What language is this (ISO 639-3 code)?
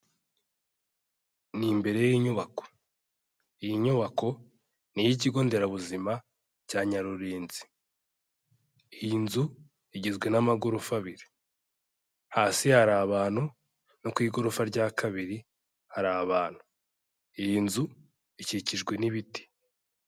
kin